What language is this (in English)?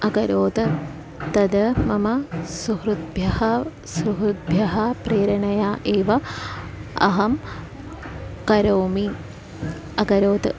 Sanskrit